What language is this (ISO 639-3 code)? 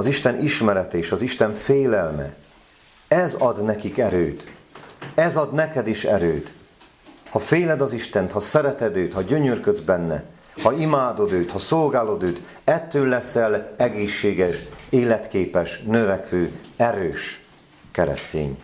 hun